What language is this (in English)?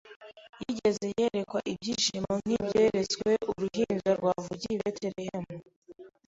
Kinyarwanda